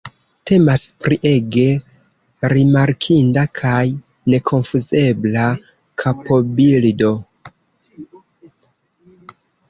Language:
Esperanto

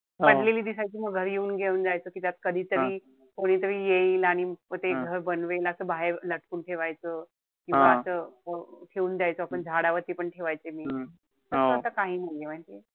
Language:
Marathi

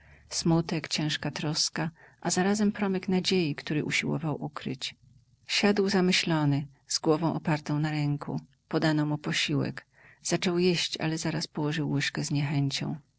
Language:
Polish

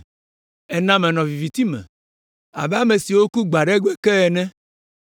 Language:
Ewe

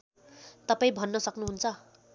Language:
Nepali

